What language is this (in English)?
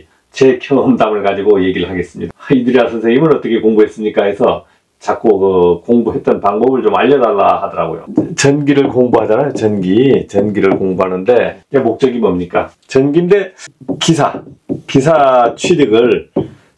Korean